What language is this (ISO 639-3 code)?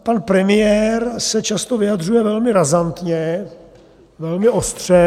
ces